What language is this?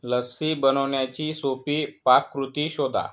Marathi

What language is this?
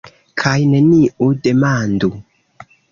Esperanto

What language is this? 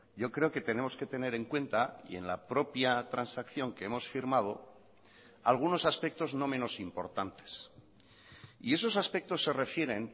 Spanish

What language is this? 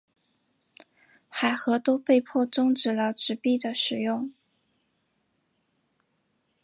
Chinese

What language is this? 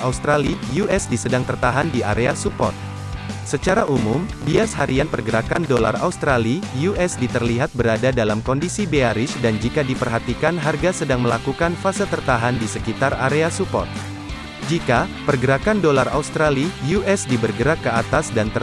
Indonesian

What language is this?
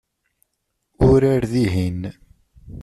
Kabyle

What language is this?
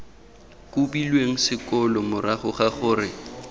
Tswana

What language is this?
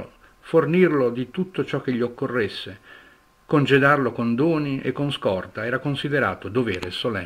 Italian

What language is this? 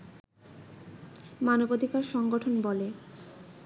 Bangla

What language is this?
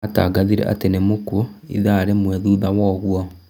Kikuyu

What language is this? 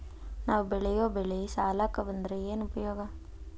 Kannada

